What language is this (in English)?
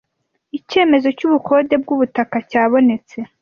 Kinyarwanda